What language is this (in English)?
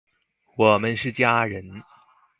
Chinese